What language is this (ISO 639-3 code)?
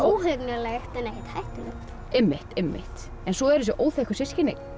isl